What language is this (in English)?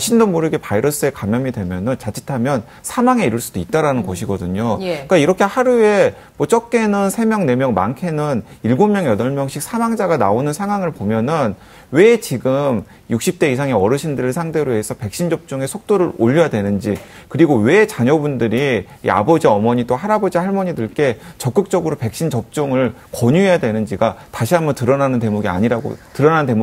Korean